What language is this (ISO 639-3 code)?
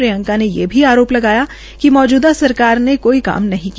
hin